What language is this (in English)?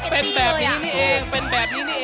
Thai